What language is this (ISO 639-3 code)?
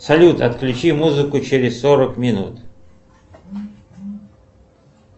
rus